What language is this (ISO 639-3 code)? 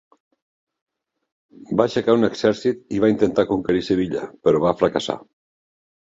cat